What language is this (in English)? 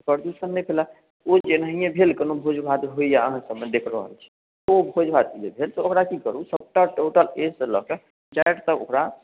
Maithili